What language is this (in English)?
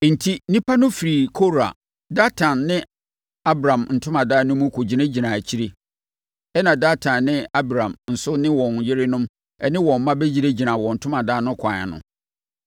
Akan